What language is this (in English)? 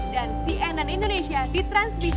Indonesian